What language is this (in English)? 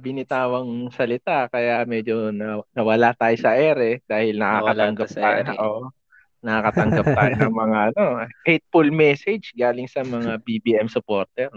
Filipino